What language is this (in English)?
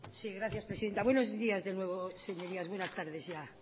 Spanish